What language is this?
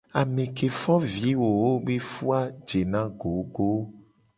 Gen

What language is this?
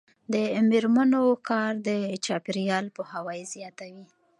Pashto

